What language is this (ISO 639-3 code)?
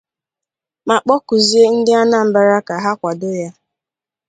ibo